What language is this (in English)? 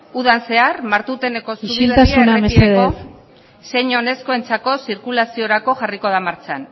Basque